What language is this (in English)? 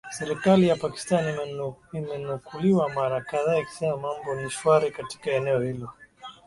Swahili